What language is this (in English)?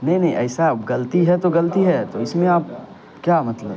Urdu